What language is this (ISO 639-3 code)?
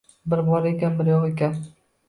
uzb